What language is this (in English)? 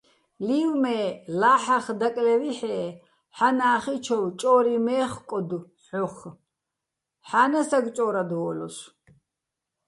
Bats